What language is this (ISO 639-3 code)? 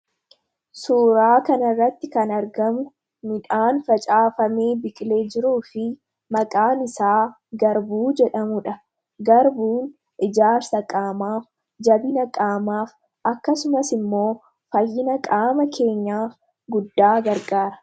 orm